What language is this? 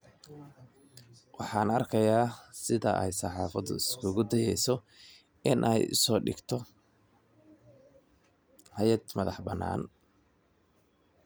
Somali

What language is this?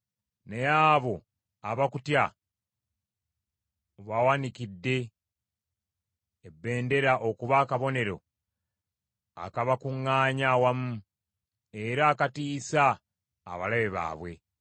Ganda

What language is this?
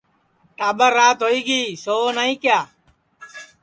Sansi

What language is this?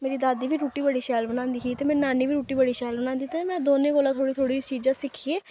Dogri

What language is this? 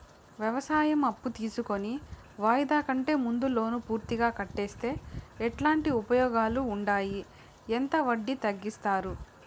Telugu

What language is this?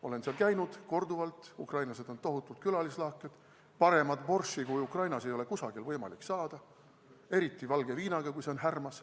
Estonian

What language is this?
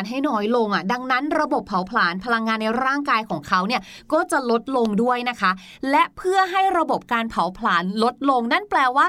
Thai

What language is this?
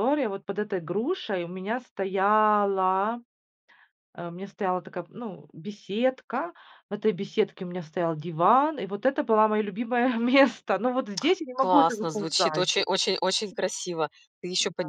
Russian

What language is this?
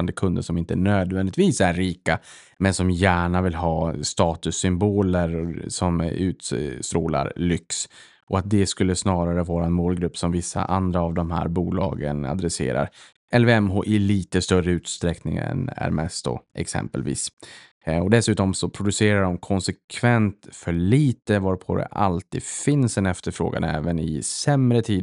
Swedish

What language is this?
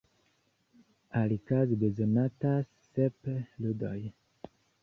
Esperanto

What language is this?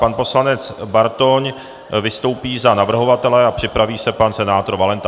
Czech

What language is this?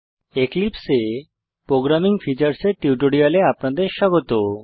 Bangla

